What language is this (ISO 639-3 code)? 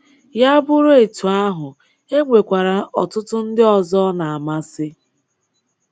ibo